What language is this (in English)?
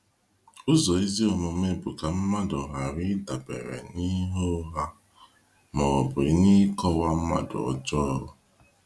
Igbo